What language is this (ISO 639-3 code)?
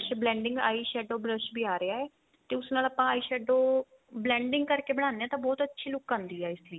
pan